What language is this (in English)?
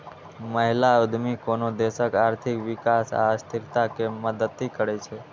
Maithili